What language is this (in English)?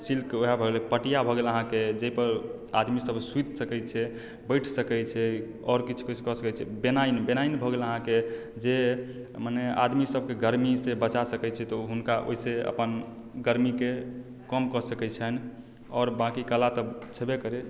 Maithili